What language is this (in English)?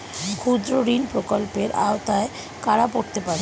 Bangla